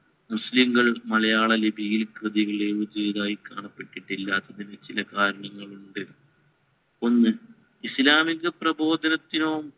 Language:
Malayalam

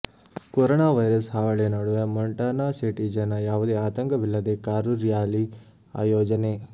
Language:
Kannada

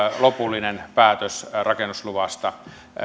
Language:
Finnish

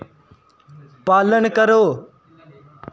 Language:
Dogri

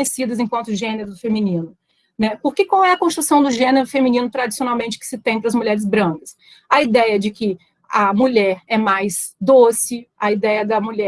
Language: Portuguese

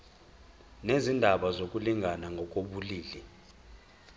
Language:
Zulu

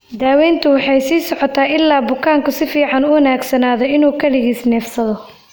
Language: Somali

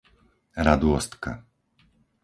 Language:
Slovak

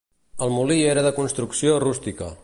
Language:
Catalan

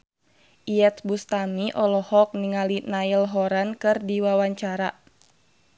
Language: Sundanese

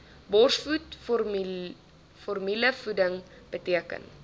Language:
Afrikaans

